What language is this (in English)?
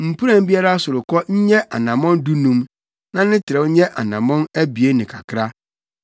Akan